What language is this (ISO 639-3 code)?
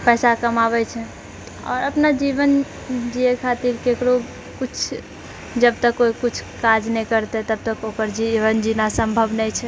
mai